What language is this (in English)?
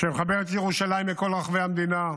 Hebrew